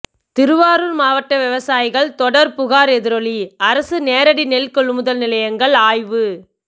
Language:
Tamil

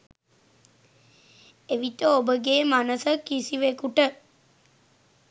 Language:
Sinhala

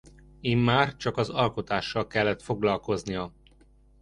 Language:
Hungarian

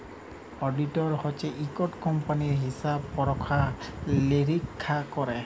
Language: Bangla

